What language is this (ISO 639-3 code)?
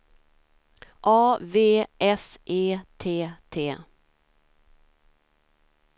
swe